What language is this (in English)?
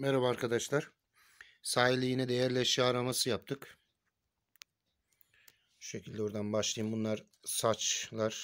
Turkish